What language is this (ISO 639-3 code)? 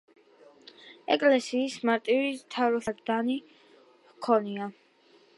kat